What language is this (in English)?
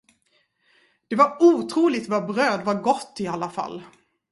Swedish